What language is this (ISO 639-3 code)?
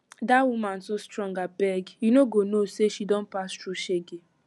pcm